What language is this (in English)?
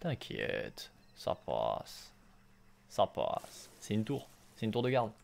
French